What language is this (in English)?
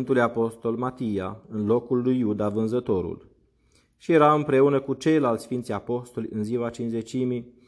Romanian